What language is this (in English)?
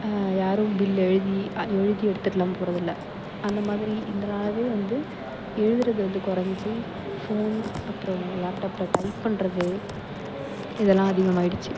Tamil